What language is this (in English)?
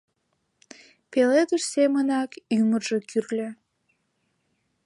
Mari